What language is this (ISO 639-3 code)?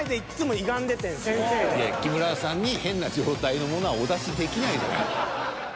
jpn